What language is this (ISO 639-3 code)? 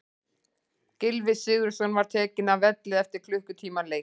isl